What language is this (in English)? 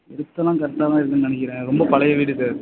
Tamil